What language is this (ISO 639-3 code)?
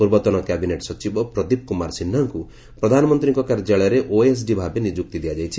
ori